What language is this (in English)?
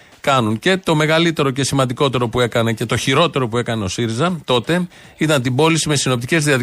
Greek